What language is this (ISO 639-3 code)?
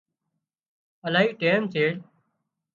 kxp